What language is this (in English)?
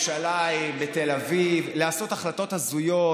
Hebrew